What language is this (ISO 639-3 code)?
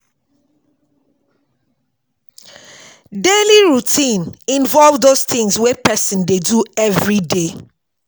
pcm